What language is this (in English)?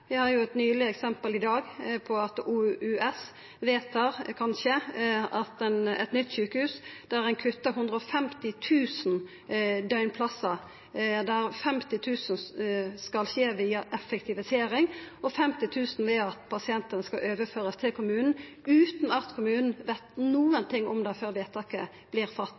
Norwegian Nynorsk